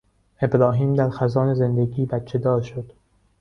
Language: Persian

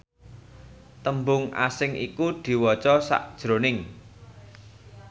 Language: Javanese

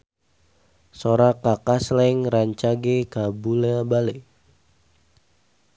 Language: Sundanese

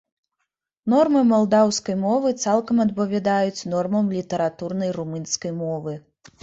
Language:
Belarusian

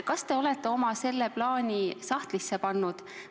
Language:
Estonian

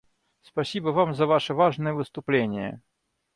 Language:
Russian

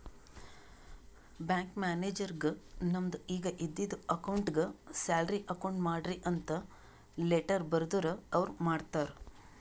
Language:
Kannada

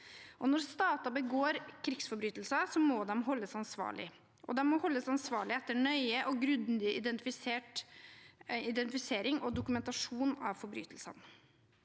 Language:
Norwegian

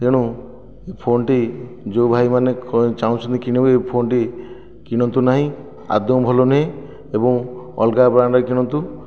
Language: Odia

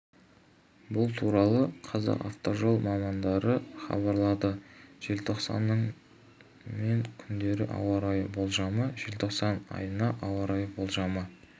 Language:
Kazakh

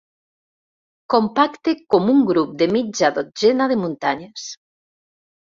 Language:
Catalan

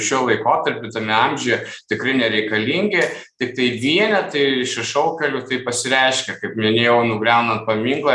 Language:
Lithuanian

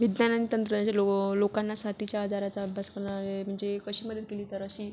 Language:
Marathi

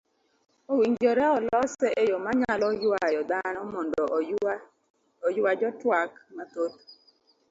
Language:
Luo (Kenya and Tanzania)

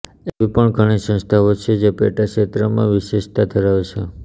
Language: Gujarati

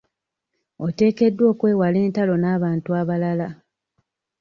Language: Ganda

